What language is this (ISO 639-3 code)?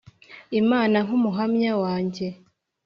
kin